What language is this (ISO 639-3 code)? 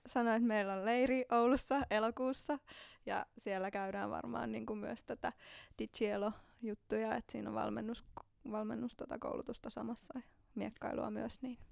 fin